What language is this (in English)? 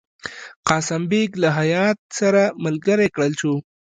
Pashto